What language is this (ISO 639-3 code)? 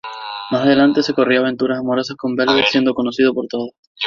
spa